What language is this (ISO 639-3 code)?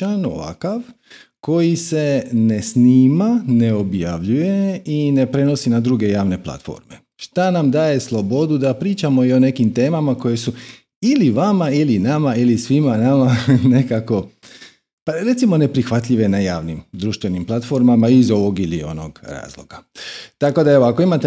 hrv